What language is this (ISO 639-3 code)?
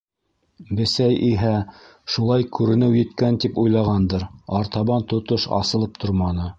bak